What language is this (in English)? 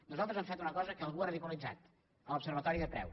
Catalan